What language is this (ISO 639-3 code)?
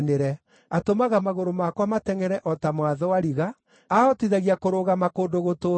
kik